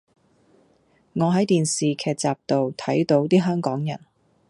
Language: Cantonese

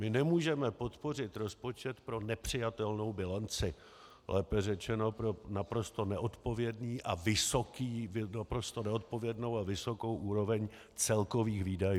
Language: Czech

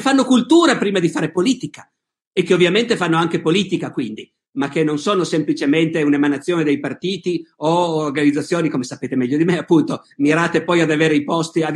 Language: Italian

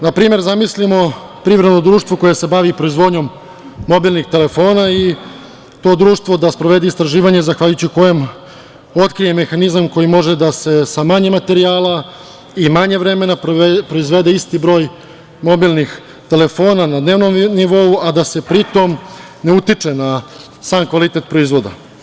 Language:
Serbian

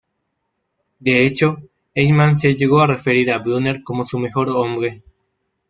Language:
Spanish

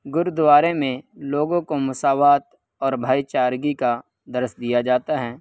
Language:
Urdu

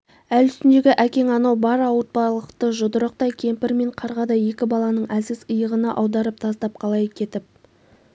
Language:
Kazakh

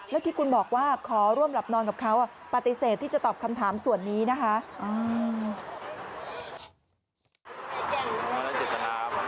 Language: Thai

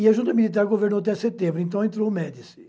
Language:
Portuguese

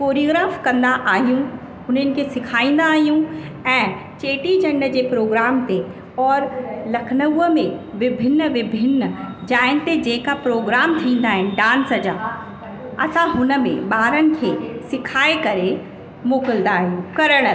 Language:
Sindhi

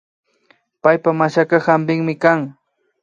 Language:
Imbabura Highland Quichua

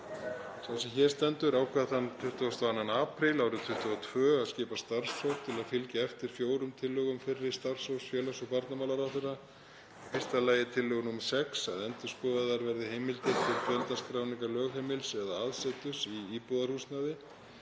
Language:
Icelandic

